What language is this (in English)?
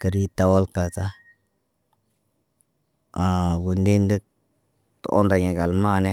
Naba